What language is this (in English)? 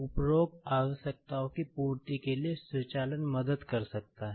Hindi